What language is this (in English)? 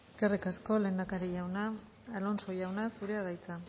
Basque